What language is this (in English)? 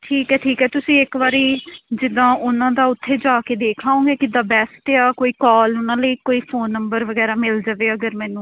Punjabi